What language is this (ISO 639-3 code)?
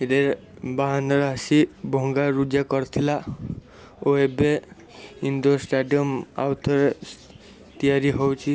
ori